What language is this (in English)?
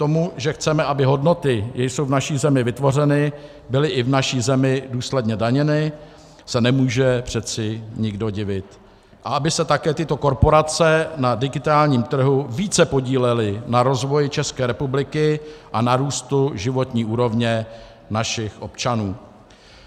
Czech